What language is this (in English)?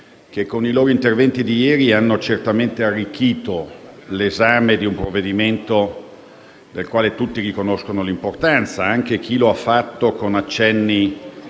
Italian